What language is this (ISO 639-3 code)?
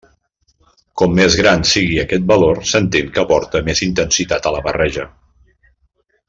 cat